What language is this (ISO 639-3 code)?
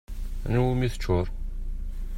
kab